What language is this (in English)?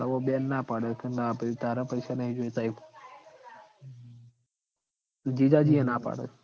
Gujarati